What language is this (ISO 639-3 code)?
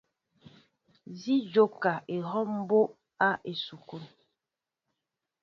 mbo